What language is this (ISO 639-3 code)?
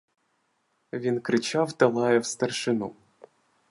ukr